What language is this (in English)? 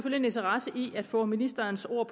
Danish